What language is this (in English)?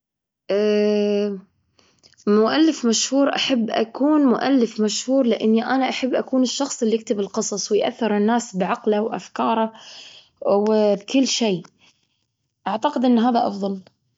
Gulf Arabic